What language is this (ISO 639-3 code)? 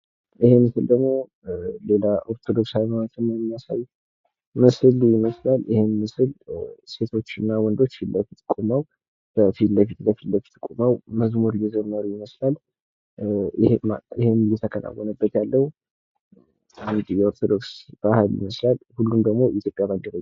amh